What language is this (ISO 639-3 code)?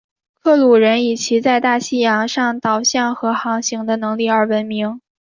zho